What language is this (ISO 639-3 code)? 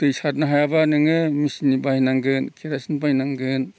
brx